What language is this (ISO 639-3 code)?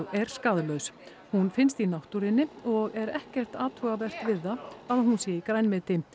isl